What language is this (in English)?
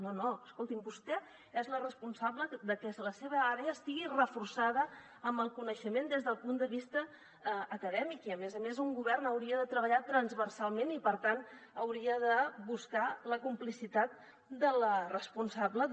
Catalan